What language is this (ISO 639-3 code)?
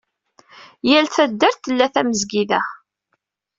kab